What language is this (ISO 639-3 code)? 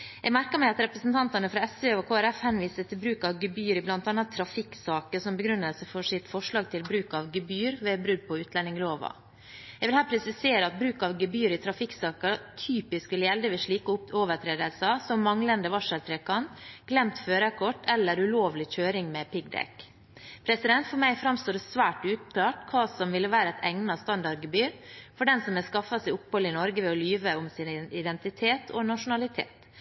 nob